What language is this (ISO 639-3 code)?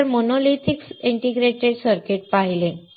mar